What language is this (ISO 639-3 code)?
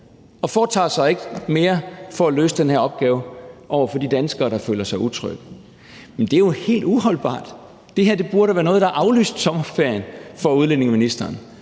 dan